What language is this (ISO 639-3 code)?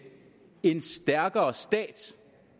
dan